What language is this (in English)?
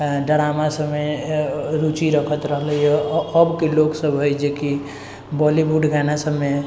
Maithili